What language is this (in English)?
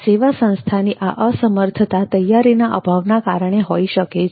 Gujarati